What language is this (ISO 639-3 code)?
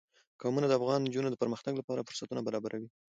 pus